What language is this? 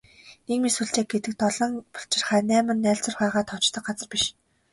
Mongolian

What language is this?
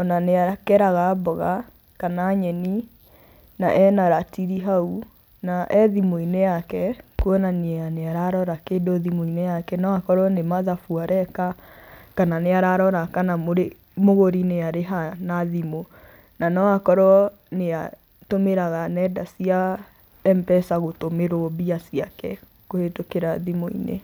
Kikuyu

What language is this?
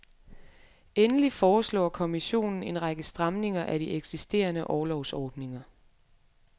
Danish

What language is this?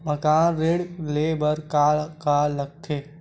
Chhattisgarhi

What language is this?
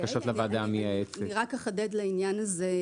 Hebrew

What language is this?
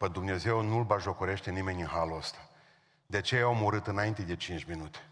Romanian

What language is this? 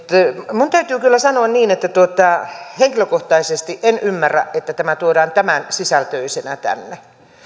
Finnish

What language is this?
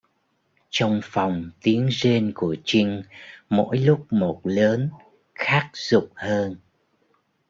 Vietnamese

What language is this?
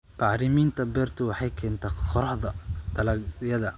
Somali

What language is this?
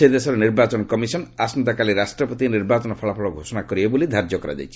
Odia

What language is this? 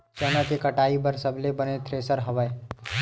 Chhattisgarhi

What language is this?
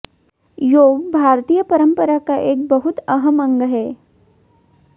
Hindi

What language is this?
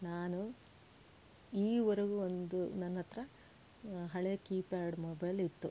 Kannada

